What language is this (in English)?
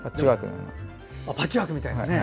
Japanese